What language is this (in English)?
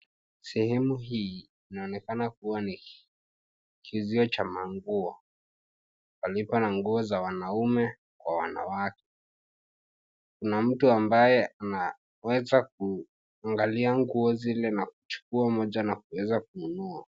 Swahili